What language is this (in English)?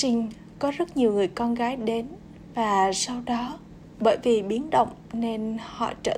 Vietnamese